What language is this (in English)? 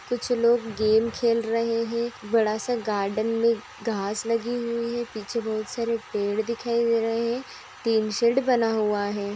Magahi